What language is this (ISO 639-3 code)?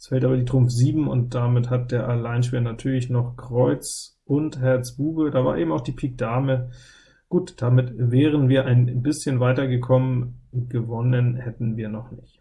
deu